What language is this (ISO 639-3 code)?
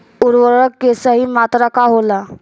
bho